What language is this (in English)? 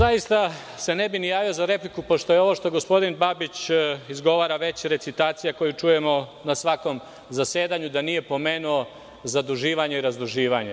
Serbian